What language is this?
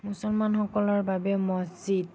Assamese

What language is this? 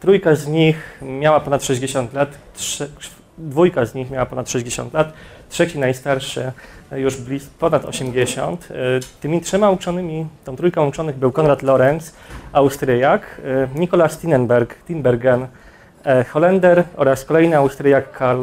Polish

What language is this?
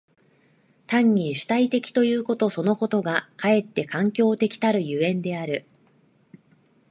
Japanese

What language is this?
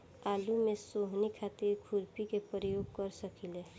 Bhojpuri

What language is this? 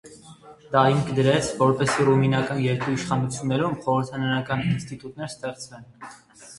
Armenian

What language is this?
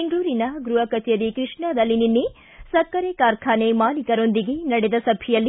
Kannada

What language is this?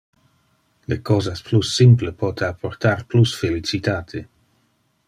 Interlingua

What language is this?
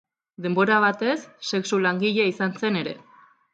Basque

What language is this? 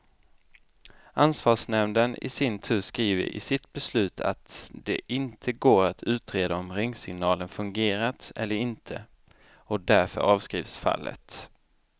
Swedish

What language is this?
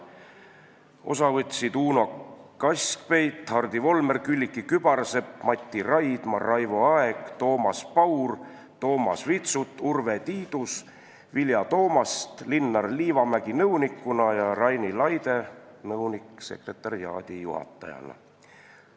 Estonian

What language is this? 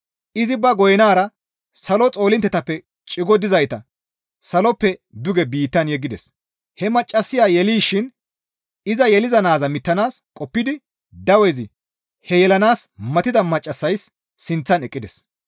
Gamo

